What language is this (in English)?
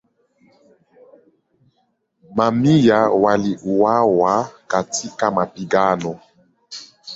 Swahili